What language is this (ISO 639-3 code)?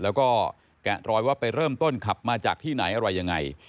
tha